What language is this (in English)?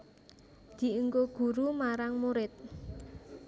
Javanese